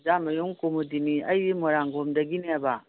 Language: Manipuri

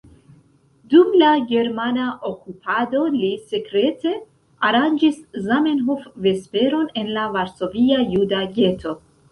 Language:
Esperanto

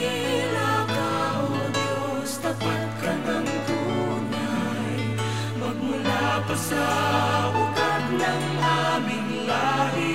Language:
Filipino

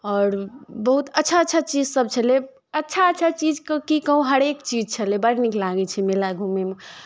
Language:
Maithili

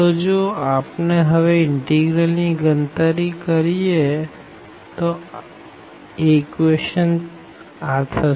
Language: Gujarati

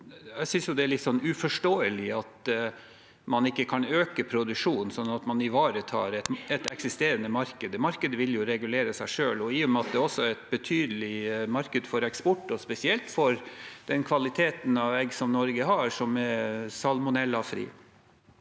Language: Norwegian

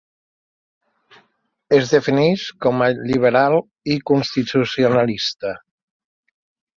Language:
Catalan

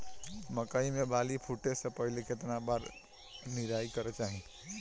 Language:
Bhojpuri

